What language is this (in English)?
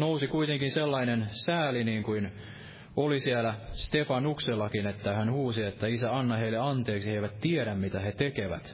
Finnish